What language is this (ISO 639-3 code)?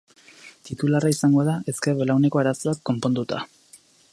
eus